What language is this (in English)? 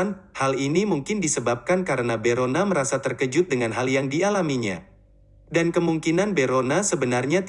Indonesian